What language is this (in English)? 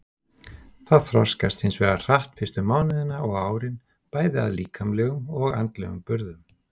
Icelandic